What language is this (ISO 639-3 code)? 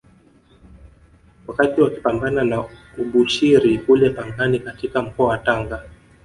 swa